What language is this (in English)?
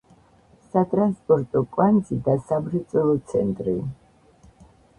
Georgian